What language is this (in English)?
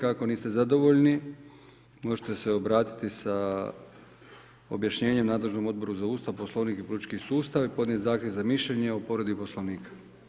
Croatian